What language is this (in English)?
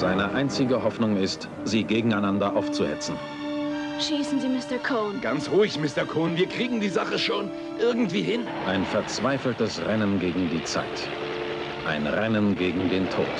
German